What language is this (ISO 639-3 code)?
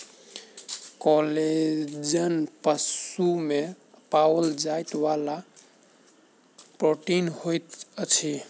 mai